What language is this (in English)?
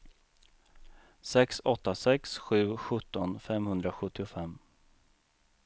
Swedish